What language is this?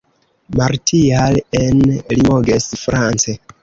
Esperanto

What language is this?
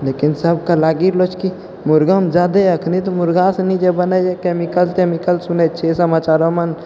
Maithili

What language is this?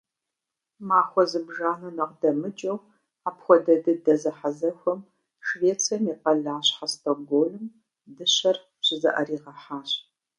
Kabardian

